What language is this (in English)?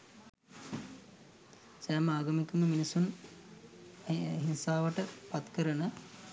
Sinhala